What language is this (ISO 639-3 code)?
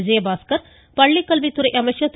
tam